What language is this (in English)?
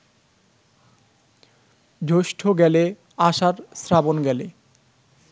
Bangla